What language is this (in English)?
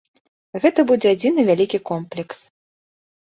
Belarusian